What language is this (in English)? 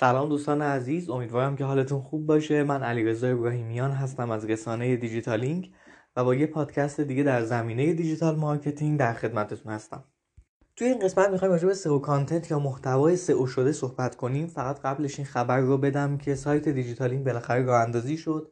Persian